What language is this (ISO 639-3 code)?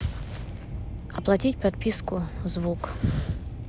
rus